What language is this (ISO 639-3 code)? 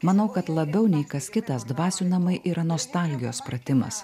lit